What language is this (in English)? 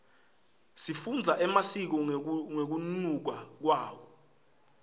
Swati